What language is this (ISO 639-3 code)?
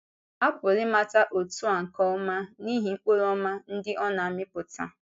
ibo